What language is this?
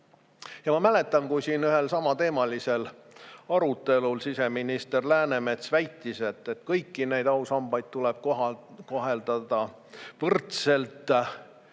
Estonian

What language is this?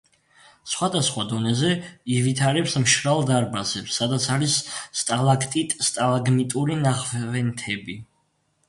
Georgian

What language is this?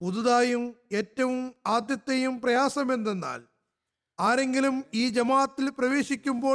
Malayalam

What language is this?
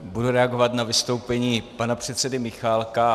Czech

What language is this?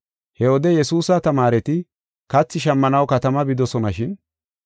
Gofa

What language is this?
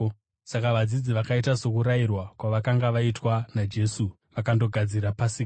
Shona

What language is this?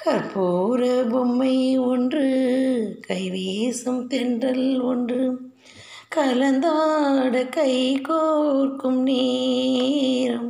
Tamil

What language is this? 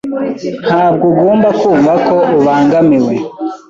Kinyarwanda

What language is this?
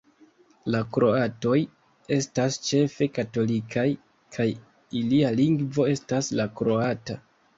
Esperanto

